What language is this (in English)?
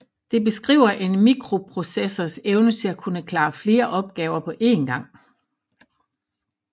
Danish